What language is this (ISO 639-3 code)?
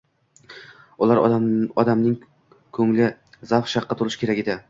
uzb